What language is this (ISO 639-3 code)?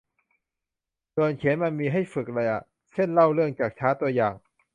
tha